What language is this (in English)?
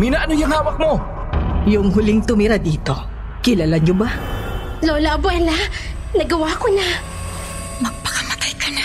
Filipino